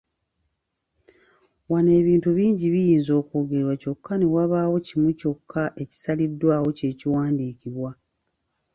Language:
Ganda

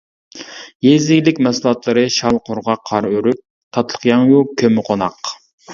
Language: Uyghur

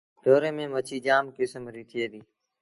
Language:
Sindhi Bhil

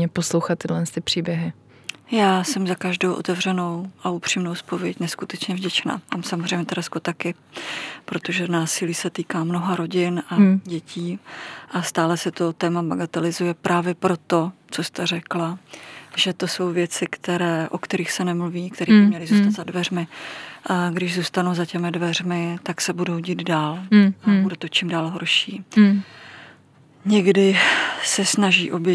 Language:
Czech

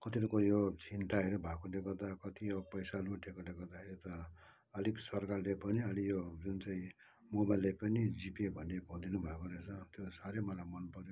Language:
Nepali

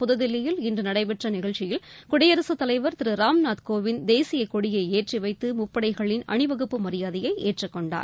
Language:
Tamil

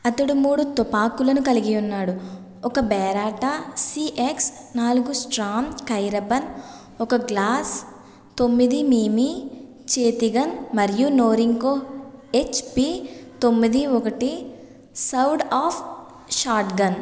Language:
Telugu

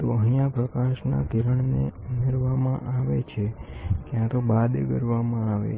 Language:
Gujarati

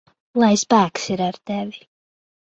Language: Latvian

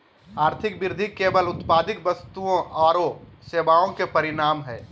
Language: Magahi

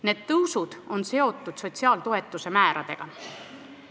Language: Estonian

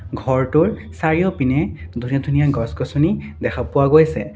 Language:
Assamese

